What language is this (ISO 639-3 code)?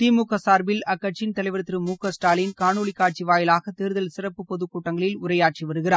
tam